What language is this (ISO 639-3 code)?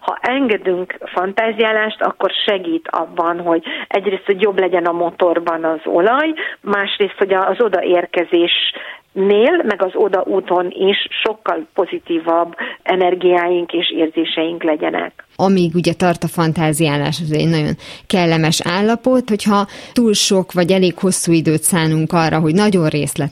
hun